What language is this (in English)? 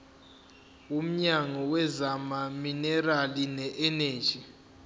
Zulu